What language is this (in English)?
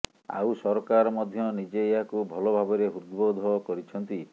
Odia